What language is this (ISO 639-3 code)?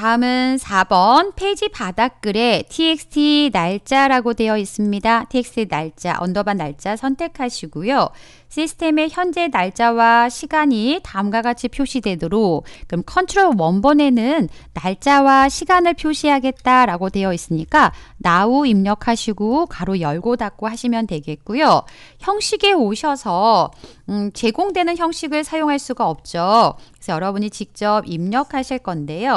kor